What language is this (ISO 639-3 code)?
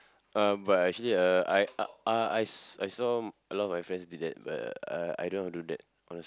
eng